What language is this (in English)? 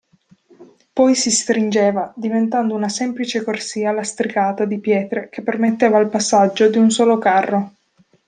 Italian